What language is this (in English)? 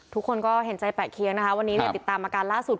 Thai